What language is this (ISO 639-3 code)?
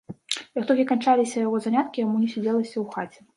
bel